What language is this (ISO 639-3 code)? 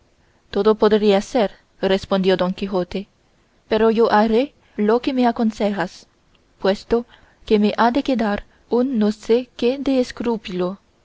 spa